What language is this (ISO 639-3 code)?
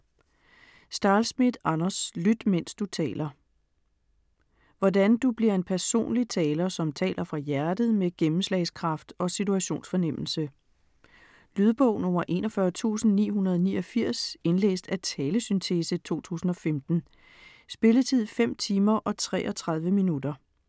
dan